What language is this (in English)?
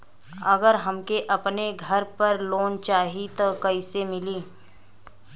Bhojpuri